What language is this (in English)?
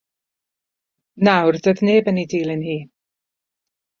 Welsh